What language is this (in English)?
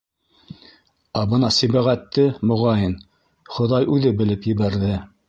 Bashkir